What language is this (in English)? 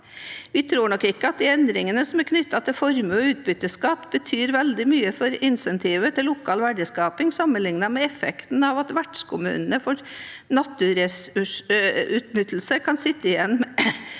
Norwegian